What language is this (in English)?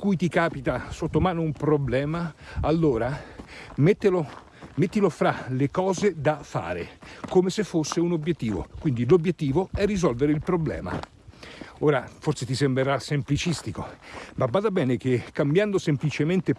Italian